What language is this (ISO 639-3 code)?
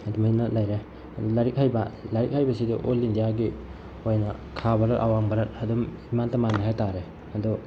mni